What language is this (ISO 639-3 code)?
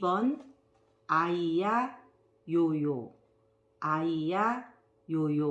kor